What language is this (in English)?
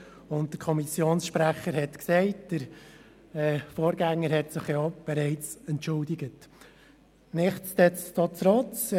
Swiss German